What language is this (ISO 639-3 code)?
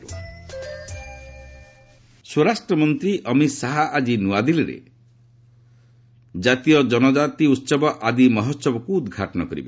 ori